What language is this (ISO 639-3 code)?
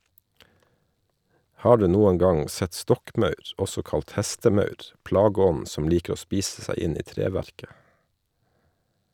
nor